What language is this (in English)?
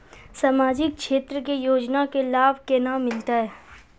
Maithili